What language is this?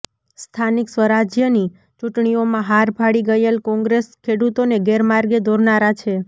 Gujarati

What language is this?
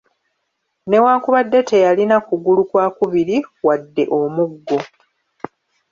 Ganda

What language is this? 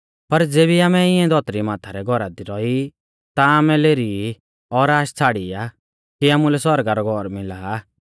Mahasu Pahari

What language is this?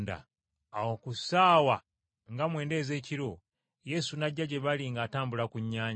Ganda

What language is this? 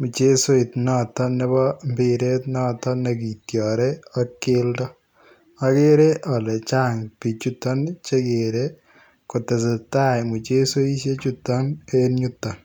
Kalenjin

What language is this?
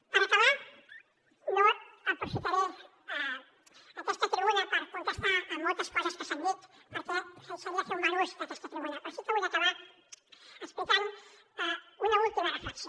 Catalan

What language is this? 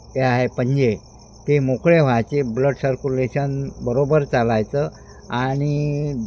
Marathi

